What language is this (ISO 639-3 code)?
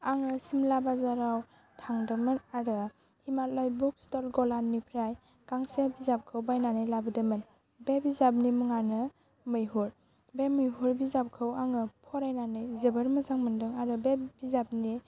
brx